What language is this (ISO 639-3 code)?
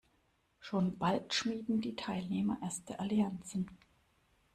deu